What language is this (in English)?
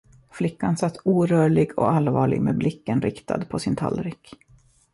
Swedish